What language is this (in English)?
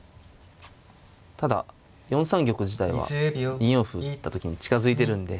Japanese